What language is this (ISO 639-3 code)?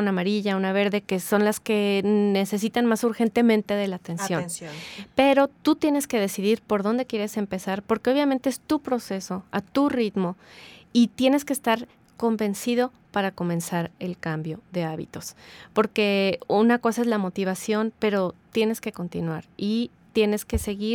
spa